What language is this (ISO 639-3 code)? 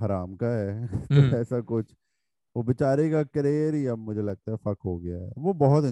urd